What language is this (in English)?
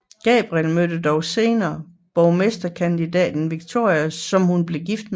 Danish